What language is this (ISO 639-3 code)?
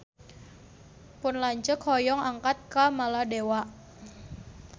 sun